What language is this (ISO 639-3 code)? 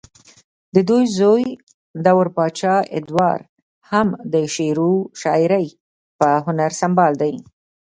pus